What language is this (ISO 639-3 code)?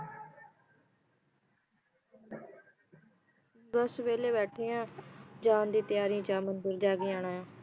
pan